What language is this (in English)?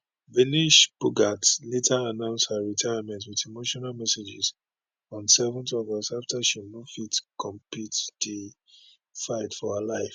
Nigerian Pidgin